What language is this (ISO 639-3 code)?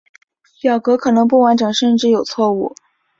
zho